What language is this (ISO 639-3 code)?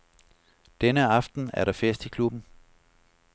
dan